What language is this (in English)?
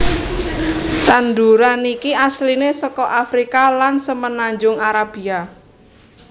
Javanese